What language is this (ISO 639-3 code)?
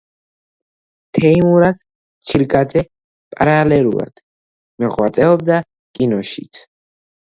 kat